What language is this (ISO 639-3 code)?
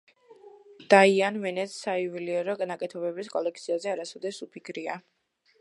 kat